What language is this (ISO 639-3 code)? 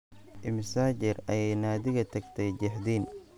som